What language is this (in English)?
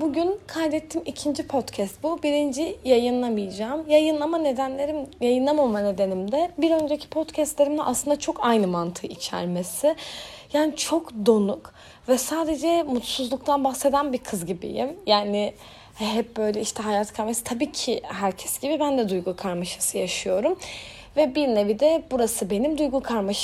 Turkish